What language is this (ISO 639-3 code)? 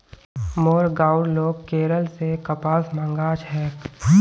mag